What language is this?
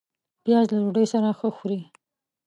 Pashto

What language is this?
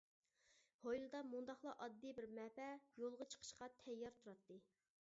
Uyghur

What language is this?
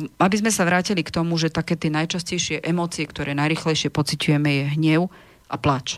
Slovak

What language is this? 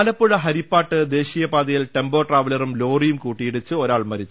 Malayalam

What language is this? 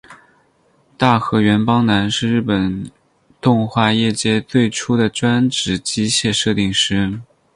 Chinese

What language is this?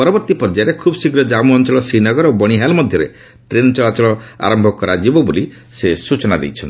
Odia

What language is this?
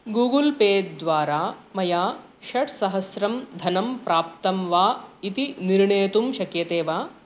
Sanskrit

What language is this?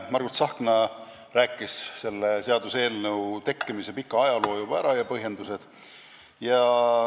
Estonian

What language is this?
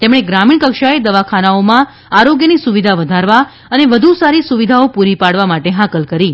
Gujarati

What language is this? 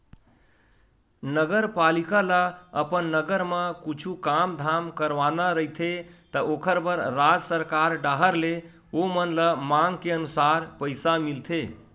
Chhattisgarhi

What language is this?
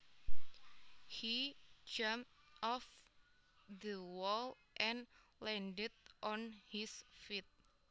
Javanese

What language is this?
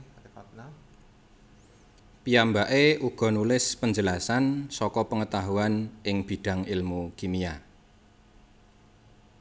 Javanese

